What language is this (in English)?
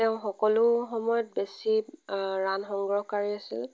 Assamese